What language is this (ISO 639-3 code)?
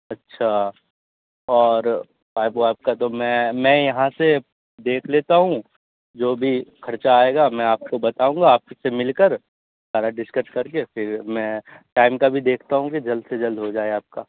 urd